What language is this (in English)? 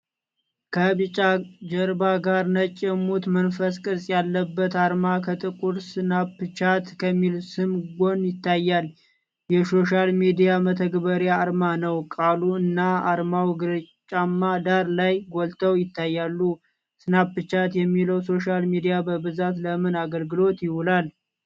Amharic